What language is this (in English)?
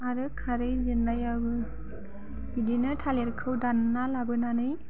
Bodo